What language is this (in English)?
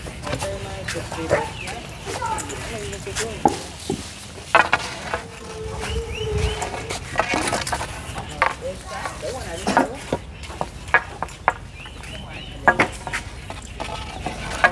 Vietnamese